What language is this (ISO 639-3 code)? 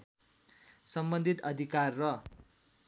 nep